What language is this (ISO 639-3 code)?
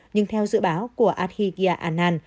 vie